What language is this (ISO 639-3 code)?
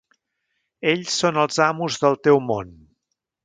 cat